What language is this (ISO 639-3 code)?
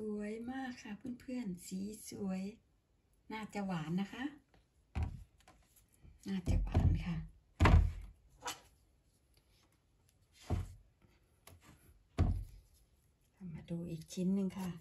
tha